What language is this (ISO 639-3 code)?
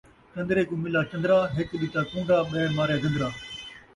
skr